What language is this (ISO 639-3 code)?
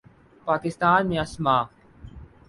urd